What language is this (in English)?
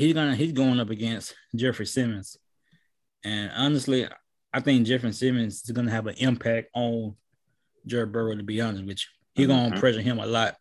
English